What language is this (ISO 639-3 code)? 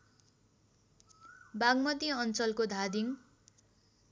nep